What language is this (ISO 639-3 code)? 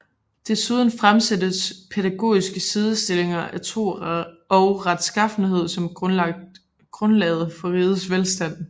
dan